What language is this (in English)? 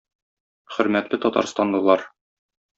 Tatar